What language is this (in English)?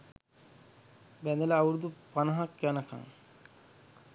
Sinhala